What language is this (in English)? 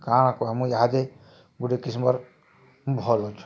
Odia